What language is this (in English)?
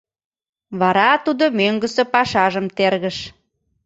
Mari